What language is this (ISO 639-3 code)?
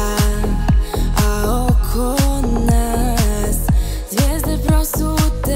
ron